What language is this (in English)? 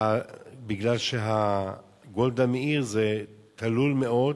Hebrew